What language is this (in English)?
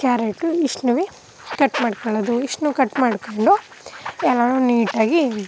Kannada